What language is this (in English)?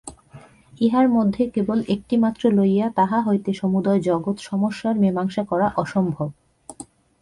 Bangla